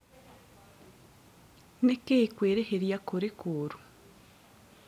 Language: Kikuyu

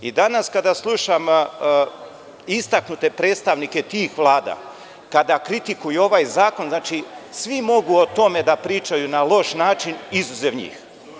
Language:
Serbian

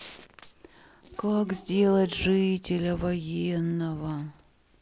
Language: Russian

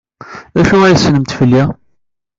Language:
Kabyle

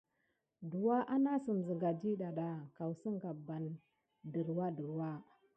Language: Gidar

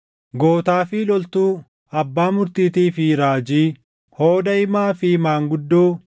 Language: Oromo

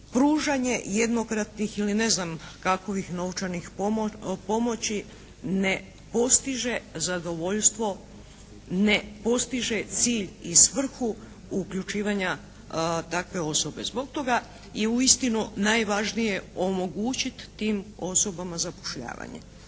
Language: Croatian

